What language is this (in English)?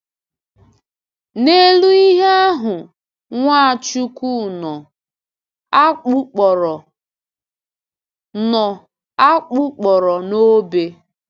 Igbo